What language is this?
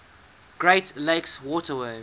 English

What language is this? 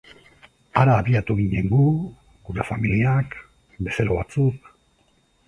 Basque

